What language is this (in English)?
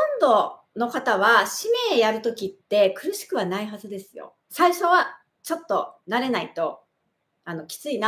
Japanese